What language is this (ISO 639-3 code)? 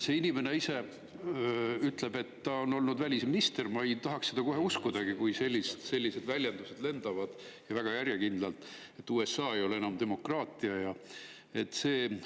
est